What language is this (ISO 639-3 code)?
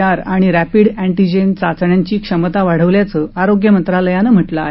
mar